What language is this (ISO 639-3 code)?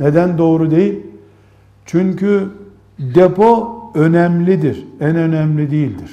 tur